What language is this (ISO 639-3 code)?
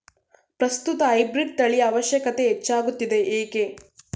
kan